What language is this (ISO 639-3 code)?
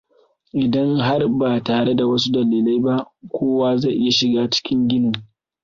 hau